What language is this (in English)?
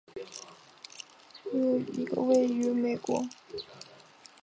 Chinese